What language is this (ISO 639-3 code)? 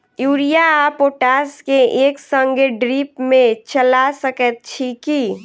mai